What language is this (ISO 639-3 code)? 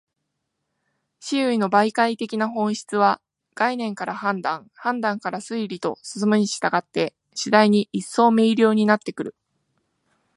jpn